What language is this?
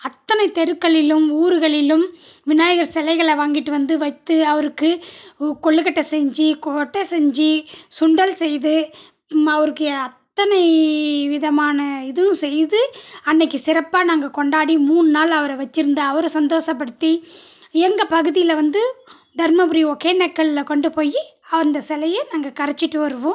Tamil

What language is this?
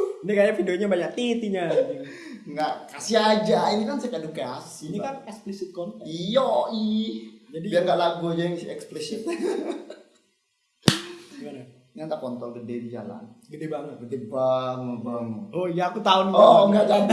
Indonesian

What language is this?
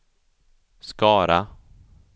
Swedish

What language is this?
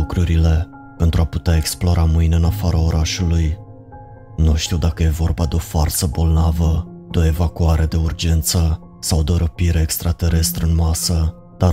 Romanian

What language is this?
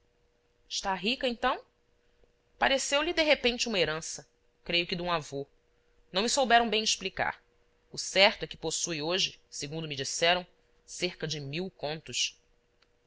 Portuguese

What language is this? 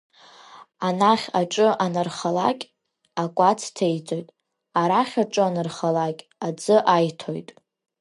Abkhazian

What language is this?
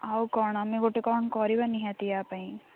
Odia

